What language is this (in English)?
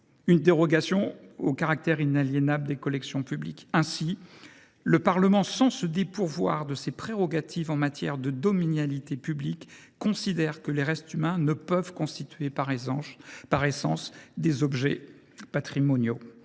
French